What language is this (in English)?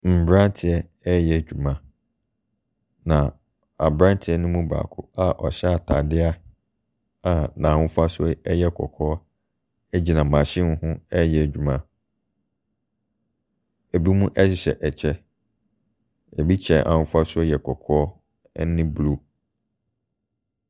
Akan